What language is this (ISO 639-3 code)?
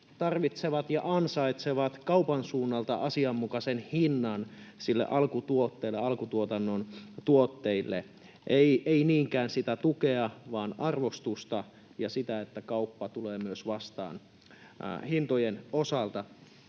fin